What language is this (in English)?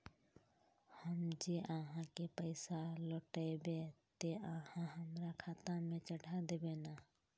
Magahi